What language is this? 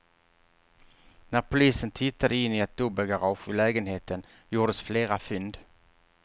Swedish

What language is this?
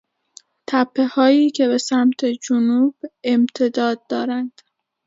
Persian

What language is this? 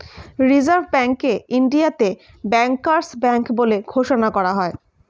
Bangla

